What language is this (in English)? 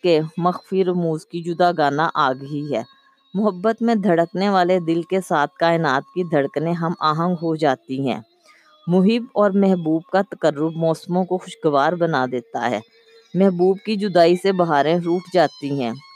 Urdu